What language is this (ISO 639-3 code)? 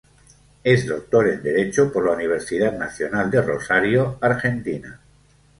spa